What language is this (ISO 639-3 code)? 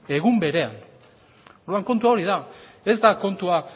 eus